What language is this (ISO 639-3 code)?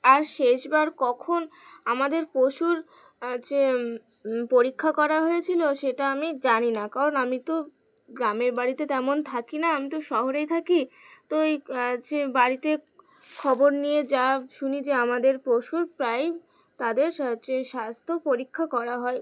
ben